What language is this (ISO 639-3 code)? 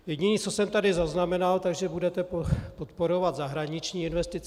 ces